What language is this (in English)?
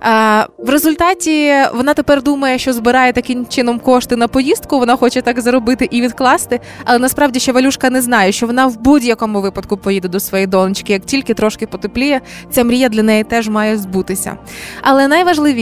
Ukrainian